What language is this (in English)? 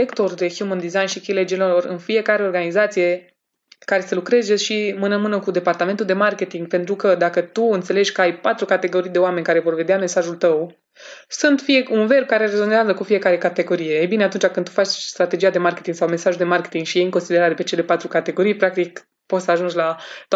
Romanian